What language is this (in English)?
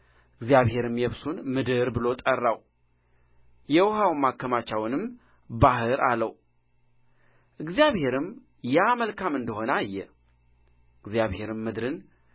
Amharic